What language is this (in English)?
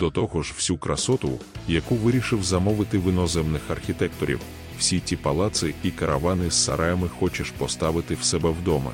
Ukrainian